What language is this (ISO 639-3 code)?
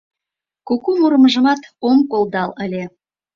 chm